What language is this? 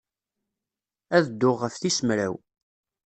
Kabyle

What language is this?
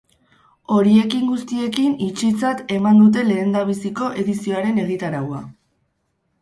Basque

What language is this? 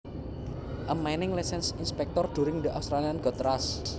Javanese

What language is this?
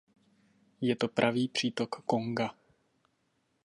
Czech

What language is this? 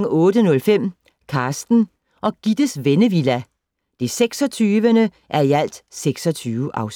Danish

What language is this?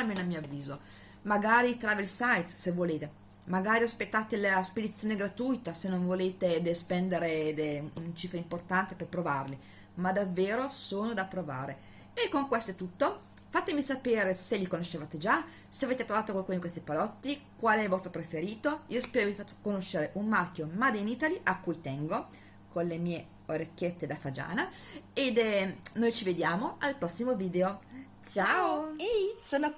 Italian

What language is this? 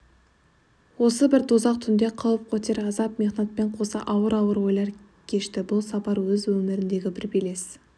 Kazakh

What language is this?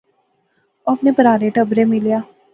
Pahari-Potwari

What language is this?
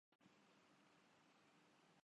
Urdu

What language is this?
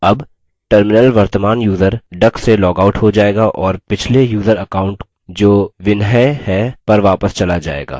Hindi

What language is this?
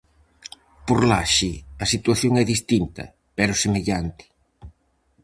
Galician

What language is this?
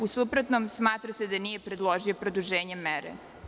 Serbian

